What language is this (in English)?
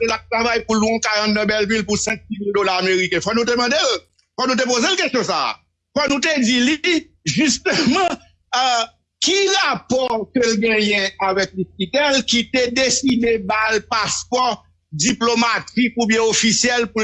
French